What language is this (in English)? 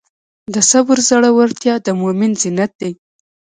Pashto